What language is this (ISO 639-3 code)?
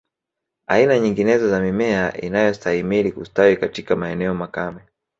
swa